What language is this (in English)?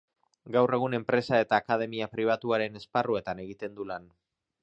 Basque